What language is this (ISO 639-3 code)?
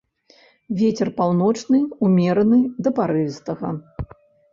bel